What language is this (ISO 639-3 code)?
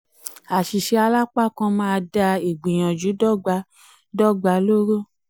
yor